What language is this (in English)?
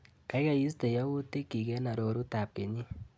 Kalenjin